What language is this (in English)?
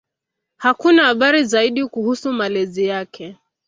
Swahili